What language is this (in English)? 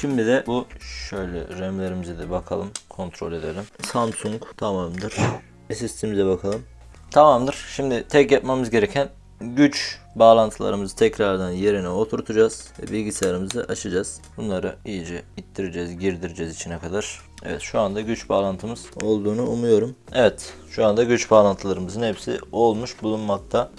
Turkish